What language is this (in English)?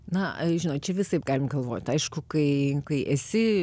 Lithuanian